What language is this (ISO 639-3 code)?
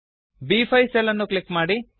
kan